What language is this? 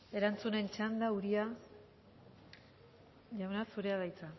Basque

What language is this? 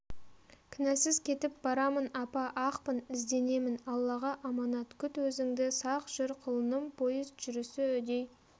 Kazakh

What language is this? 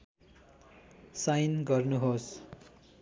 Nepali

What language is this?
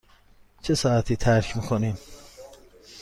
Persian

